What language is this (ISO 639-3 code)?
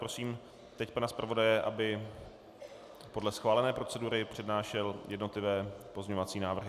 ces